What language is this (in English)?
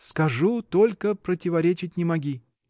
Russian